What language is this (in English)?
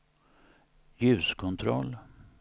Swedish